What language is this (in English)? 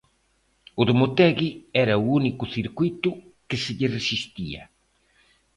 Galician